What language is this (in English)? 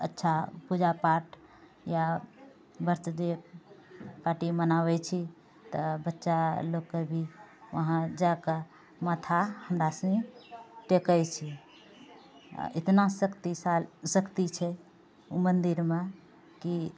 Maithili